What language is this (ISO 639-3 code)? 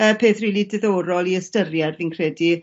cym